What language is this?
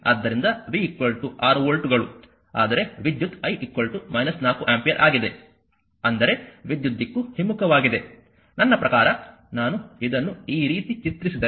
Kannada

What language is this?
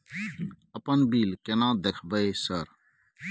Maithili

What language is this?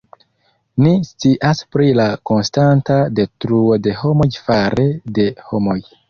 Esperanto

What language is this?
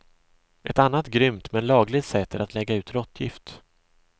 Swedish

